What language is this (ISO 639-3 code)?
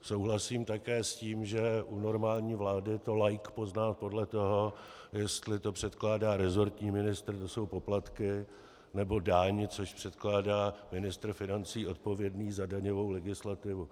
ces